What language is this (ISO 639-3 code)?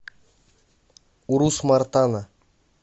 rus